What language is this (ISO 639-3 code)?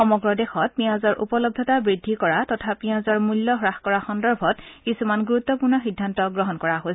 asm